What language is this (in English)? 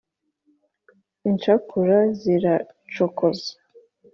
Kinyarwanda